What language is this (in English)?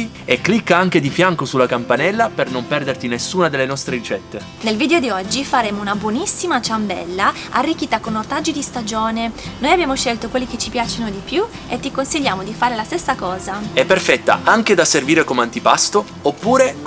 Italian